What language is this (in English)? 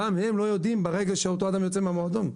Hebrew